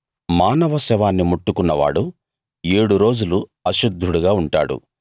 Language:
Telugu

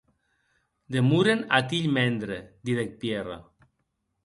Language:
Occitan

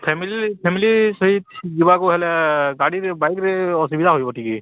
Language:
Odia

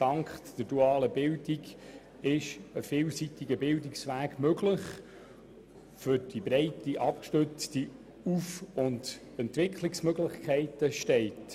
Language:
Swiss German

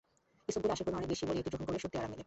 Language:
Bangla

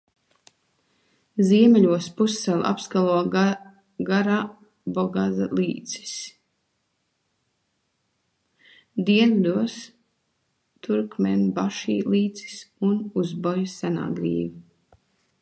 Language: Latvian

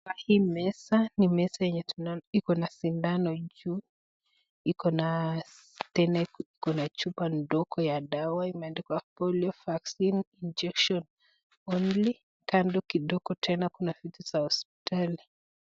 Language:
Swahili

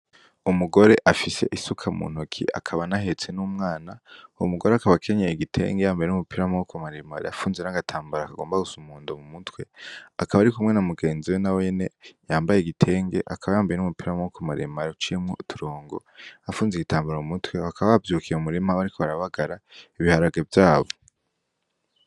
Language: Rundi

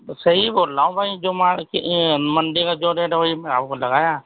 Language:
Urdu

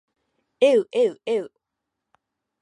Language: Japanese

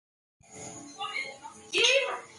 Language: Borgu Fulfulde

